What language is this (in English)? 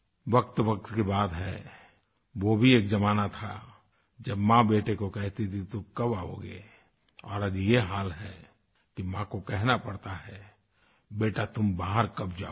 Hindi